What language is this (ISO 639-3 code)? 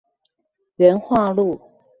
zho